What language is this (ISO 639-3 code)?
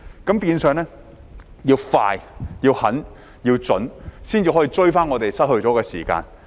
yue